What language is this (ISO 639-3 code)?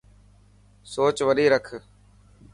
mki